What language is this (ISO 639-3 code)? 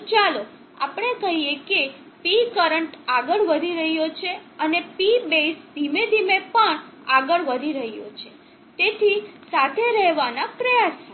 guj